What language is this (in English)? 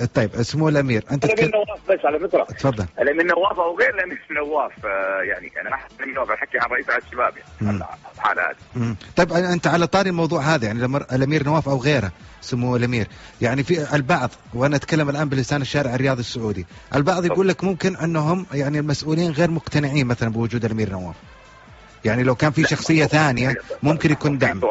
Arabic